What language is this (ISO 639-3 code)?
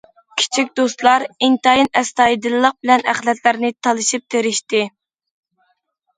uig